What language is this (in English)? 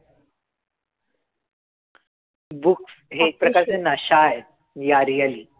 Marathi